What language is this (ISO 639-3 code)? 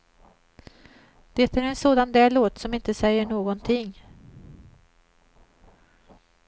swe